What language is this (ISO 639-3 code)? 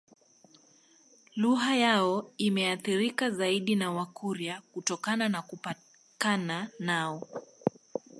swa